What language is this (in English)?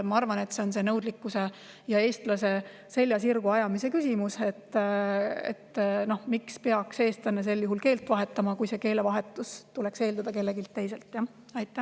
Estonian